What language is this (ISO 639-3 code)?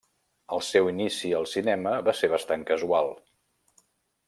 cat